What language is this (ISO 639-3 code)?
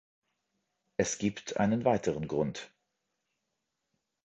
deu